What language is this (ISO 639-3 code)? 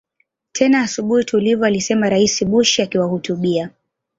swa